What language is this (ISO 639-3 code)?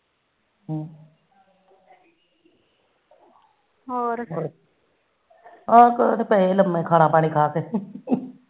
pan